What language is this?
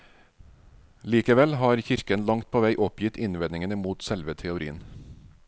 Norwegian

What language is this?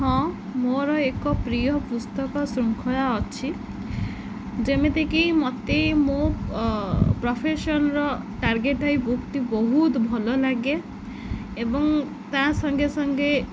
Odia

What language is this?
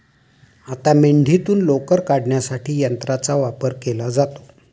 Marathi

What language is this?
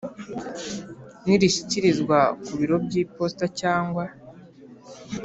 Kinyarwanda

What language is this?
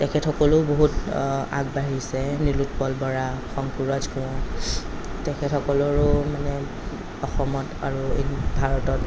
Assamese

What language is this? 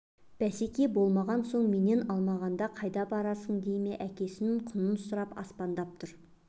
Kazakh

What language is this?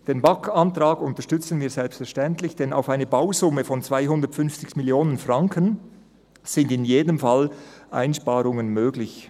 Swiss German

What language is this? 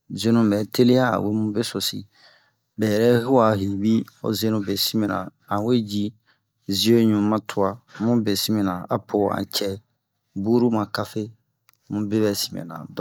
Bomu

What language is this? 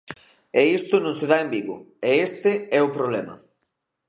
Galician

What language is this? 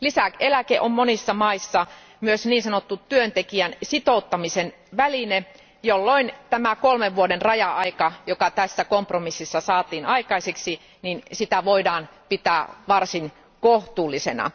Finnish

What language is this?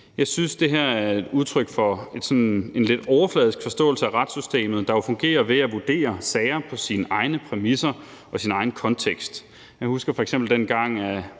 Danish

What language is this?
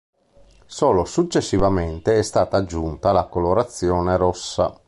Italian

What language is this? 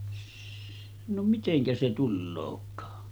Finnish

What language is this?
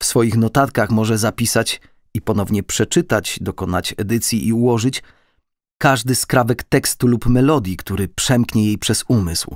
Polish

